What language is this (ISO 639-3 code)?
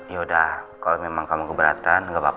ind